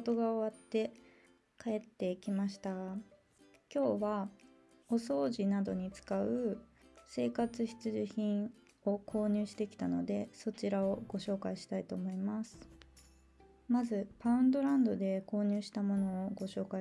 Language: Japanese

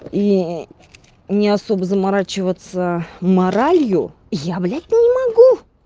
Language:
Russian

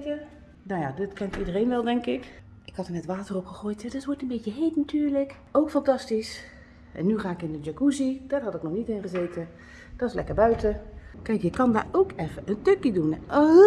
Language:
Dutch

